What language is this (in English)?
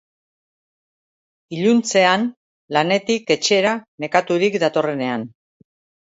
Basque